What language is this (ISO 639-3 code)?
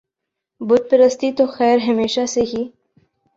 urd